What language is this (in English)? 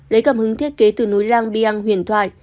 Vietnamese